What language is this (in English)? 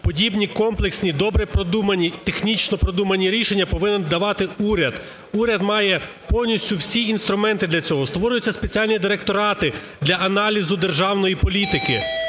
Ukrainian